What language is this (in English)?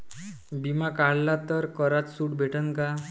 Marathi